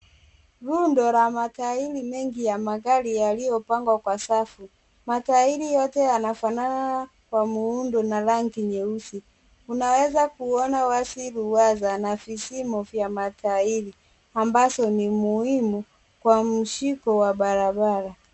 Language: Swahili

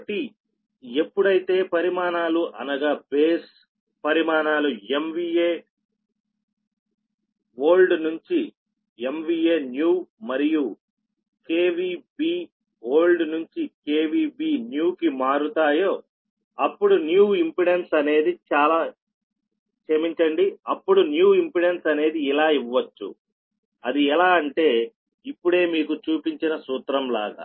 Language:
Telugu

